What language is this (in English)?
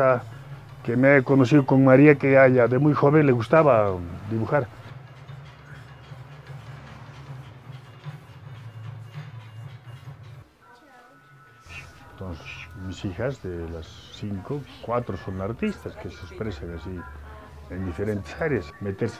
Spanish